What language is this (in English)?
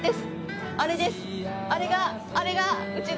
Japanese